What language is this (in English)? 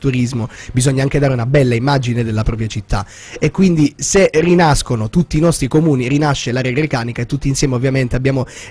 Italian